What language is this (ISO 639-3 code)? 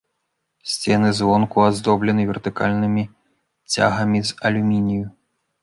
bel